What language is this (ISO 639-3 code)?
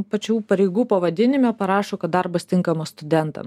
lit